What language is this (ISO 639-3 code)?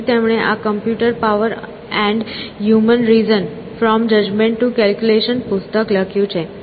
guj